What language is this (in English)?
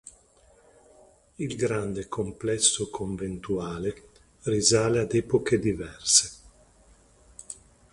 Italian